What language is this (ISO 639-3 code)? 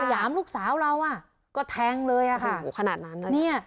tha